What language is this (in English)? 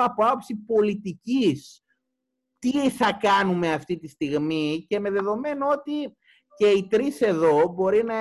Greek